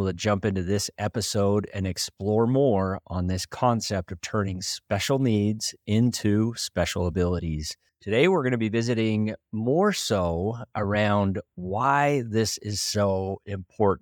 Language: English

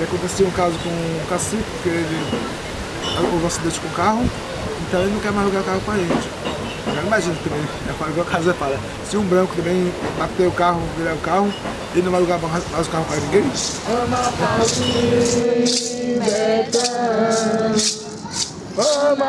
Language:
Portuguese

